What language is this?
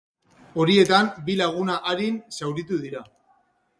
Basque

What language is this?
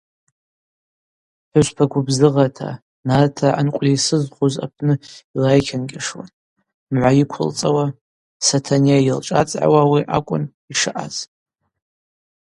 Abaza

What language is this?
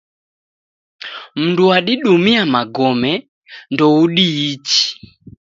Taita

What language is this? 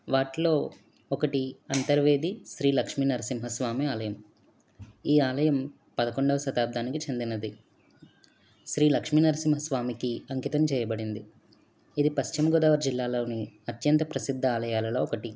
Telugu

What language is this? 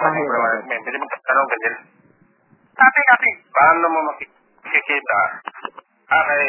Filipino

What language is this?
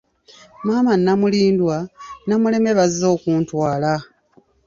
Ganda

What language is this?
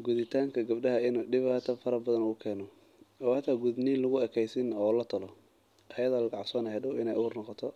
Somali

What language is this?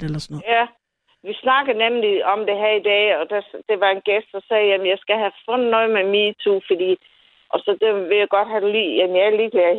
Danish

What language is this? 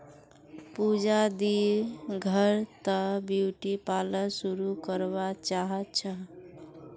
Magahi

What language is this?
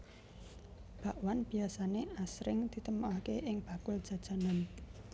Javanese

